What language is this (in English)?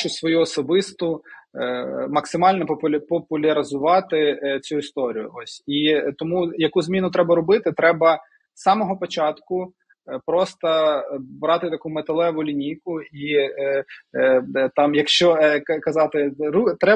Ukrainian